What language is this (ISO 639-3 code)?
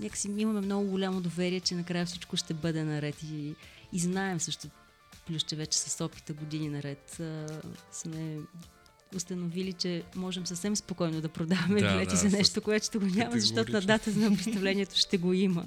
bul